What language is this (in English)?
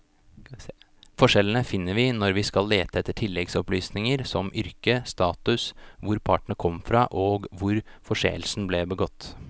Norwegian